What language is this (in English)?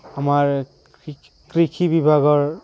Assamese